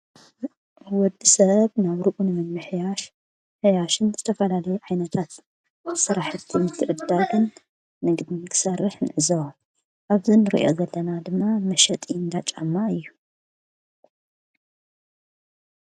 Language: Tigrinya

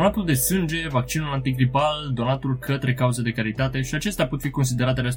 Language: Romanian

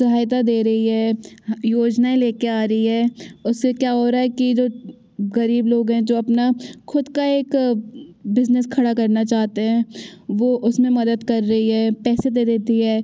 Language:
Hindi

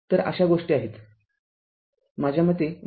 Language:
Marathi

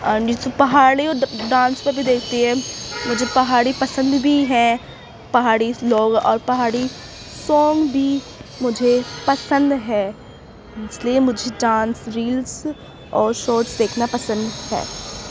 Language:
Urdu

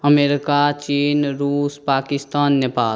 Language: Maithili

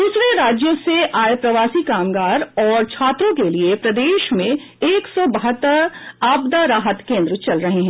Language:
Hindi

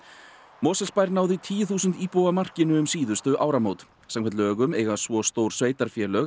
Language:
Icelandic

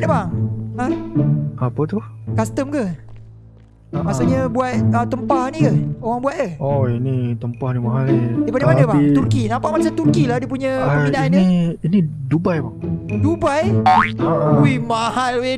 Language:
Malay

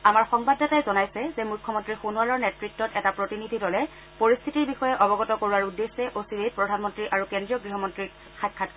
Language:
Assamese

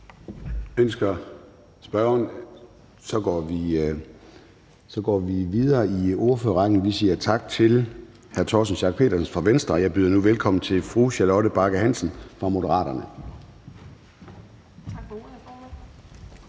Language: Danish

